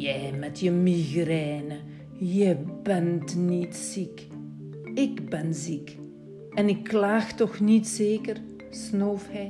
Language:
Dutch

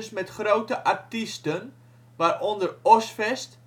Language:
Dutch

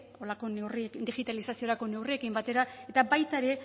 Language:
Basque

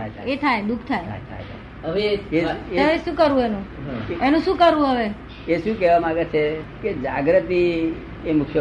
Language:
Gujarati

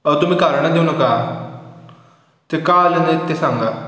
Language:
Marathi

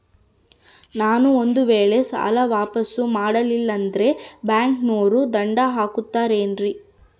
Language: Kannada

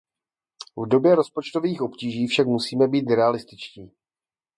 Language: Czech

